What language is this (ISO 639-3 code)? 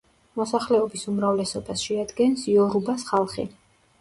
kat